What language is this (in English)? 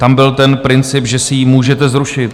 Czech